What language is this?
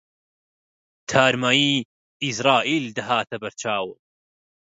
Central Kurdish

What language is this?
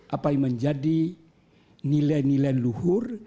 Indonesian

